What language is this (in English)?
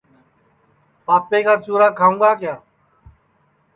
Sansi